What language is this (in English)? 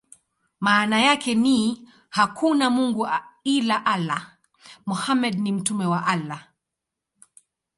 Swahili